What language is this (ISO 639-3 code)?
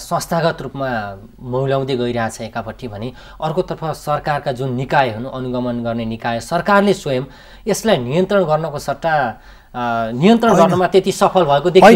ron